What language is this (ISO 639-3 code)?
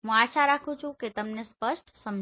guj